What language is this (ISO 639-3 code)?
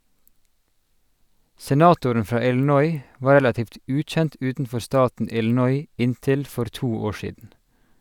nor